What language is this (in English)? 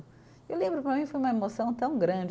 Portuguese